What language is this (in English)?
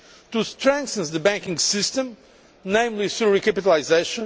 English